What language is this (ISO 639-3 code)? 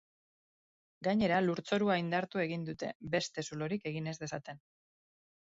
eus